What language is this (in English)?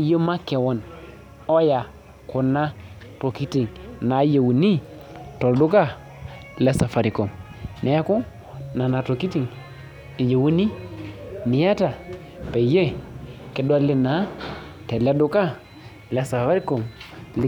Masai